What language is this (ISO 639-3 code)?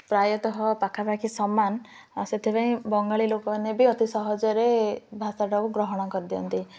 ori